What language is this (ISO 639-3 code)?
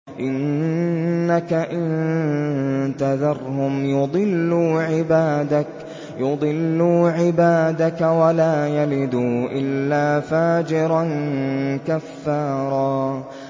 ara